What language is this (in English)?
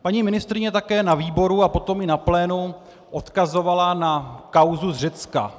Czech